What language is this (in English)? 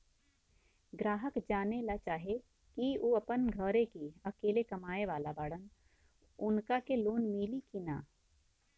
Bhojpuri